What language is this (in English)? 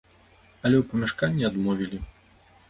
Belarusian